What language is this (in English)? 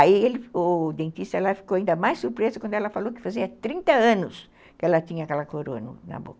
Portuguese